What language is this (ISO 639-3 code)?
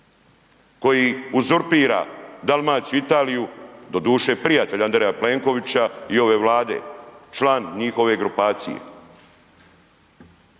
hrv